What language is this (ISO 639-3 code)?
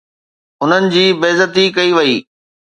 snd